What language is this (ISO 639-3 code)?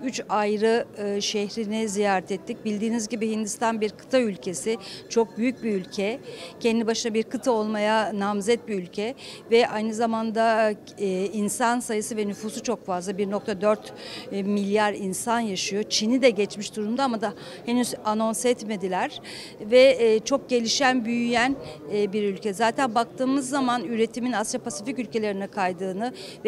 tur